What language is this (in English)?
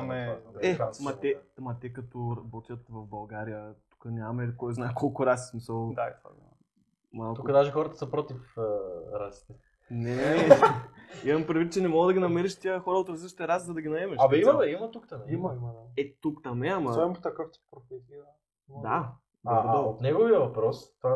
Bulgarian